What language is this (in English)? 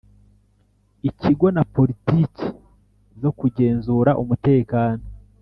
Kinyarwanda